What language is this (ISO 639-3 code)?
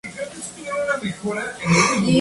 spa